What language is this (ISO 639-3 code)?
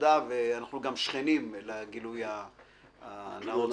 heb